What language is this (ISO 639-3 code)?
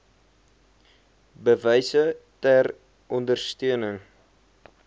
afr